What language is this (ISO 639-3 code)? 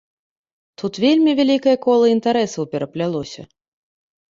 bel